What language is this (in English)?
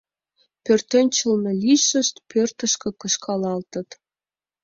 Mari